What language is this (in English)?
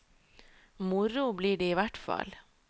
Norwegian